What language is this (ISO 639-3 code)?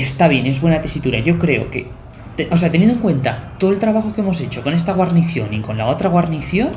spa